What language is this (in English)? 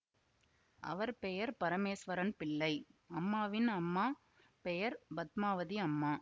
Tamil